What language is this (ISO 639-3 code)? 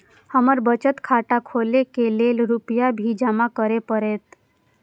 mai